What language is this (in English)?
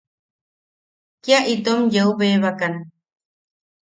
Yaqui